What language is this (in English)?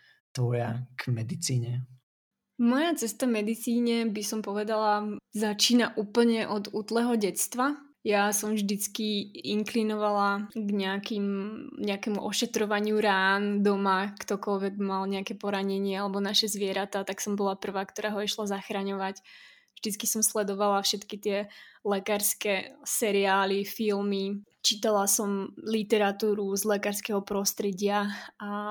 Slovak